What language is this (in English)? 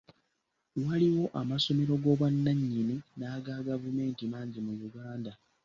Ganda